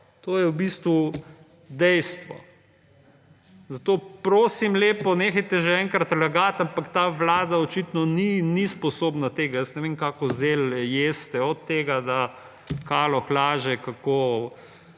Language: Slovenian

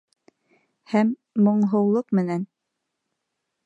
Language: Bashkir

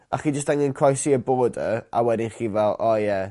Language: Welsh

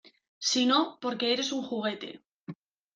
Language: Spanish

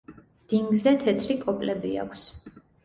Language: Georgian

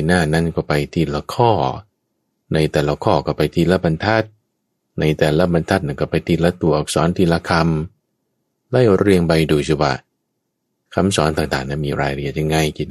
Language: Thai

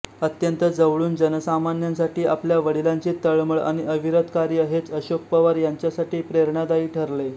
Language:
Marathi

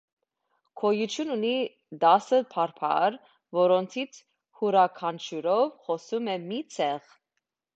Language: Armenian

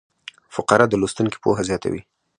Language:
Pashto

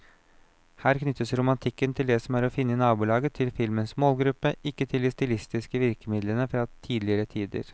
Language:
Norwegian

